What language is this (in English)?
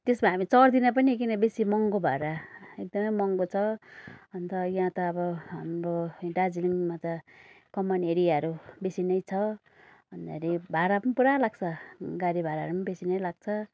Nepali